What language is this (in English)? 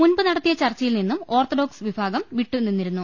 Malayalam